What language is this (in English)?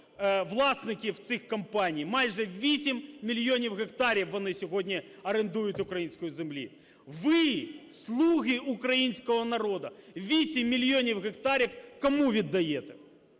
Ukrainian